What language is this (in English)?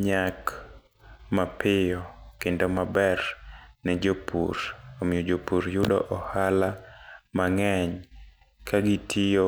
Luo (Kenya and Tanzania)